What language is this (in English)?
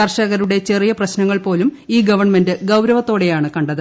Malayalam